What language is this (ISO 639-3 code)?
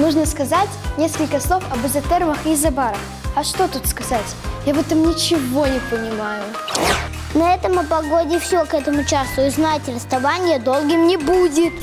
rus